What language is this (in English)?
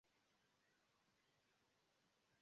Esperanto